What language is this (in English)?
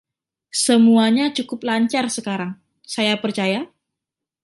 Indonesian